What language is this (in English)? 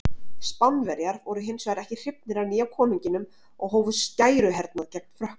Icelandic